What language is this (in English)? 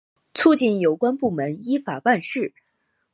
Chinese